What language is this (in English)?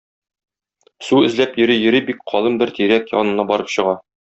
Tatar